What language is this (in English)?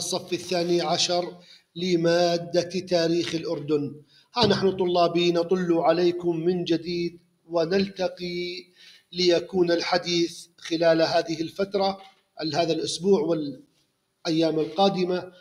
Arabic